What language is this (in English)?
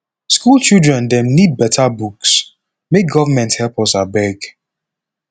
Nigerian Pidgin